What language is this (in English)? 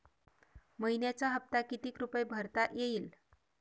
Marathi